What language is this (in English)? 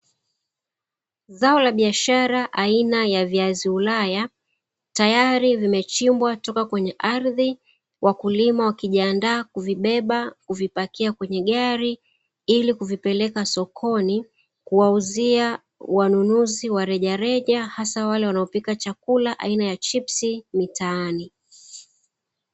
Swahili